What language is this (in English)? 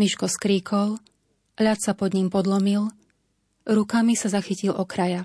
Slovak